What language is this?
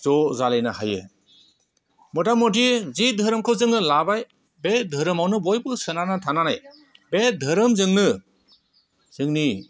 Bodo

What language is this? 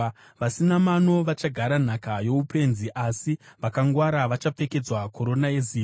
Shona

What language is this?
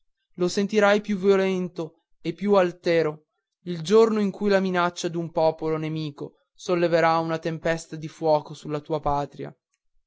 Italian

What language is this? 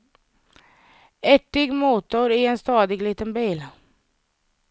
Swedish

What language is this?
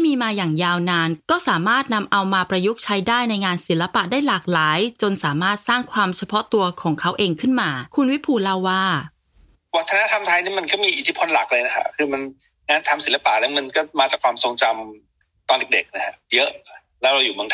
Thai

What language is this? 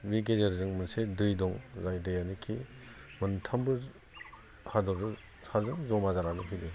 Bodo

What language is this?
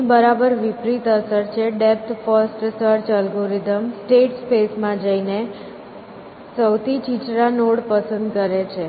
Gujarati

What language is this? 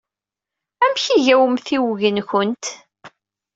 Kabyle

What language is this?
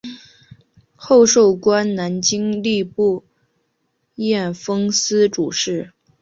Chinese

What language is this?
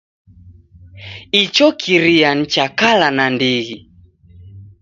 Taita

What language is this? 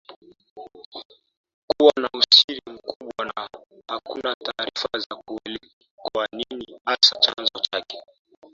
Swahili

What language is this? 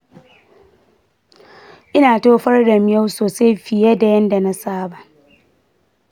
Hausa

